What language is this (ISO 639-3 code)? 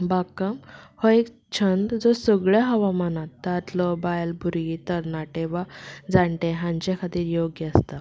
kok